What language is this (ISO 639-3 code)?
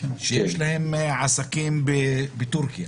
heb